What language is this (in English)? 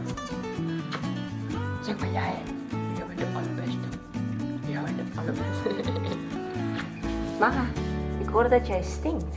Dutch